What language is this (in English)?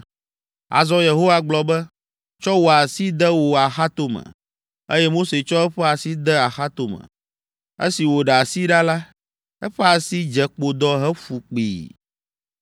Ewe